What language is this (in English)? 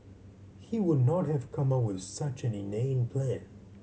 English